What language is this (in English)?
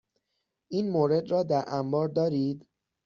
Persian